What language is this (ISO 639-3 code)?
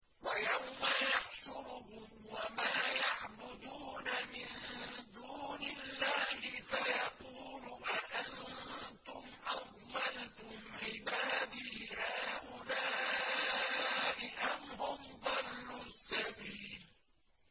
ara